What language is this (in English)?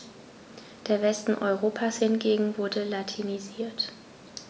German